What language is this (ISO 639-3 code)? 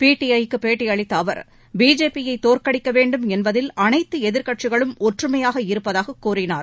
tam